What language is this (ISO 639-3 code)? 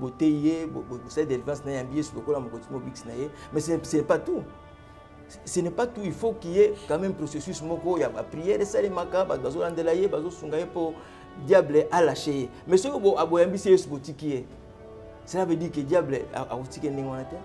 fra